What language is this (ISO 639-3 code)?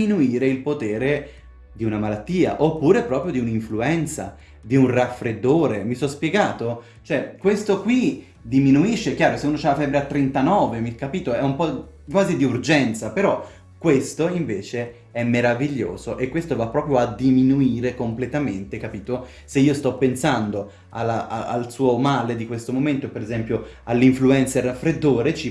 ita